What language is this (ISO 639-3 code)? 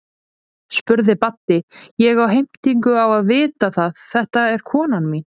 isl